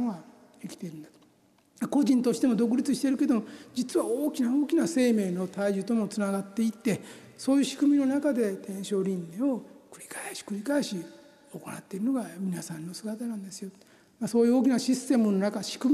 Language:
Japanese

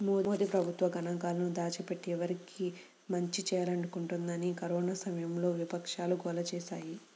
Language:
Telugu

